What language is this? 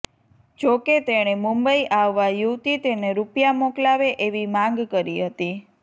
Gujarati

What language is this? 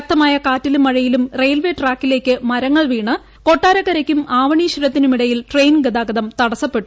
Malayalam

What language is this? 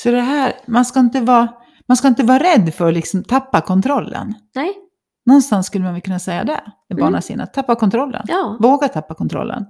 Swedish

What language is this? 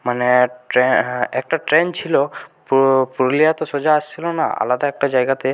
Bangla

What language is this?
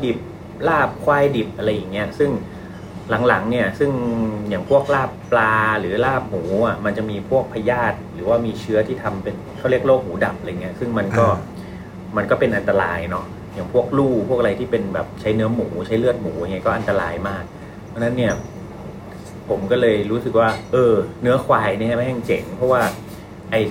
Thai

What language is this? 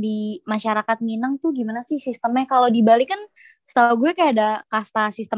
Indonesian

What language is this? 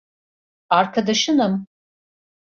Turkish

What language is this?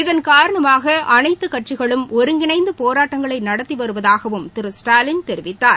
Tamil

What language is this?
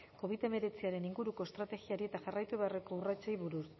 Basque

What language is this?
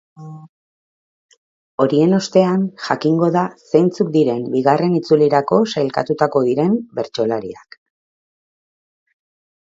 Basque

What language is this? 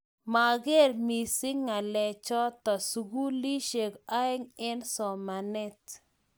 Kalenjin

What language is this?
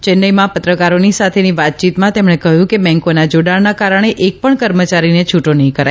Gujarati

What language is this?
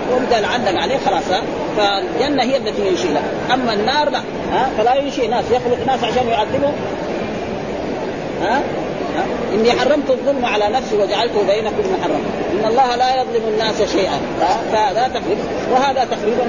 Arabic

